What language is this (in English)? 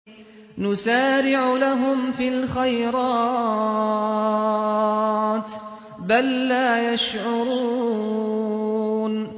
Arabic